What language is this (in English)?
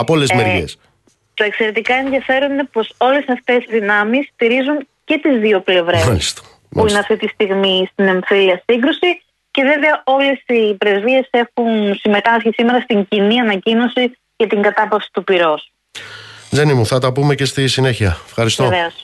Greek